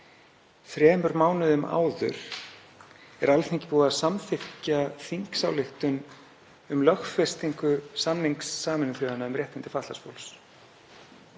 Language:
Icelandic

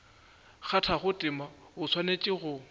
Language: Northern Sotho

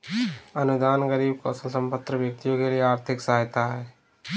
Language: Hindi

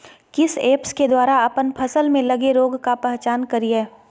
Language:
Magahi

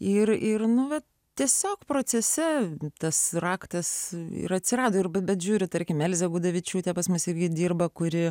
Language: Lithuanian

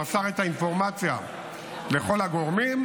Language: Hebrew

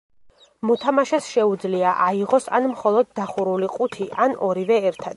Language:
Georgian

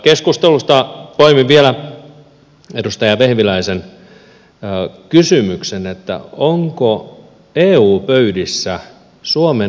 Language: Finnish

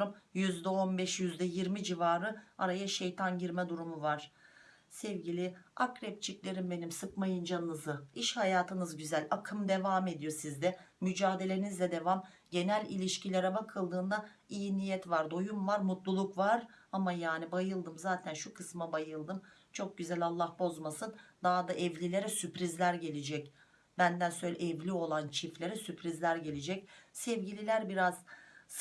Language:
Turkish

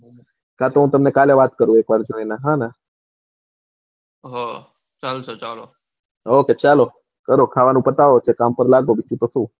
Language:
Gujarati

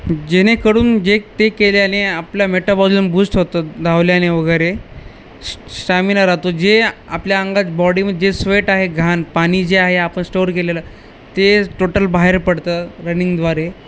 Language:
Marathi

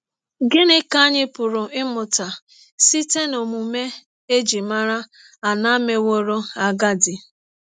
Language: Igbo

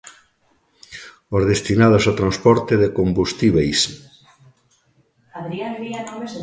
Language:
Galician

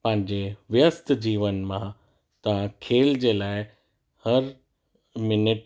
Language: Sindhi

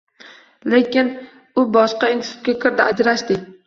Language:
Uzbek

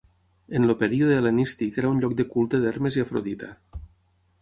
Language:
Catalan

